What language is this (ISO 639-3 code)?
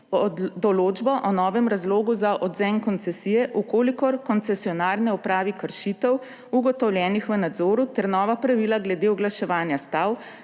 slv